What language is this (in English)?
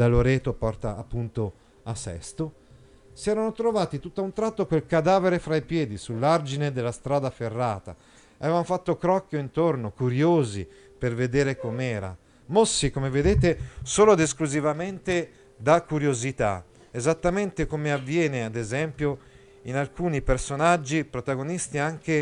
Italian